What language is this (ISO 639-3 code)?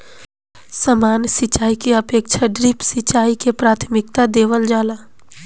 bho